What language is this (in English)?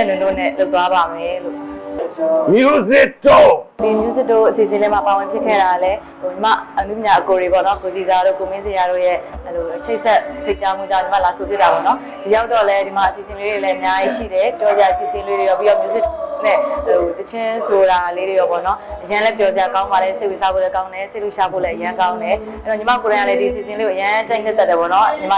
Burmese